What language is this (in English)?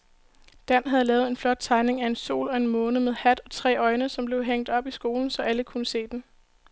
Danish